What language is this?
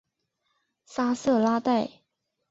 Chinese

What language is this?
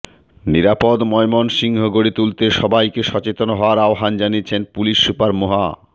Bangla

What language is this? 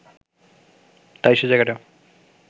Bangla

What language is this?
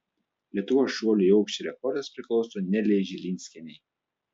Lithuanian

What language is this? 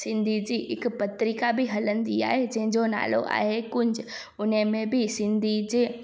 Sindhi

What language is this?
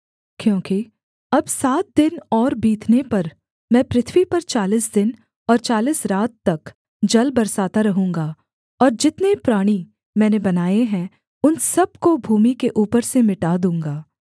Hindi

